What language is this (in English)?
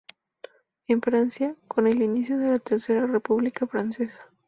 Spanish